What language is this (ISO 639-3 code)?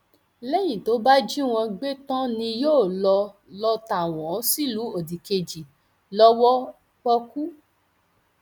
yor